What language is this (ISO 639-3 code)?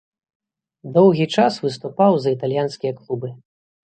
bel